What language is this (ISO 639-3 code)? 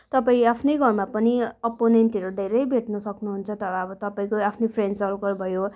nep